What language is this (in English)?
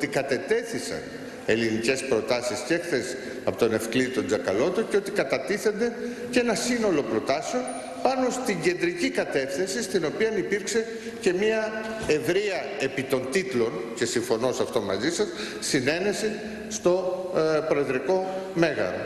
Greek